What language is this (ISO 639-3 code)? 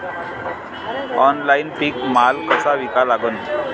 mar